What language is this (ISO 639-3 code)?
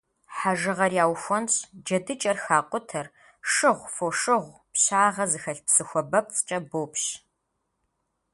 kbd